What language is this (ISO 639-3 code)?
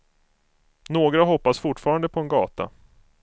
swe